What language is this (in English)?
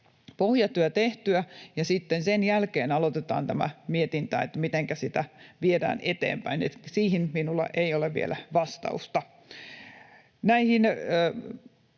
Finnish